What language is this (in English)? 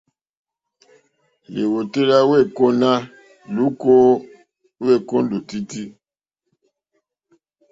Mokpwe